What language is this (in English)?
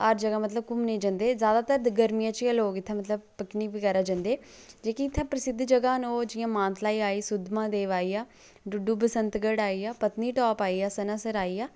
Dogri